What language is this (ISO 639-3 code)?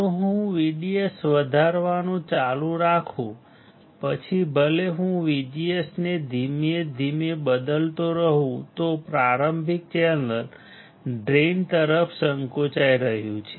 guj